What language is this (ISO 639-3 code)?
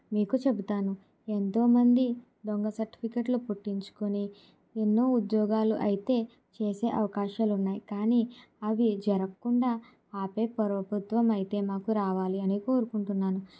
tel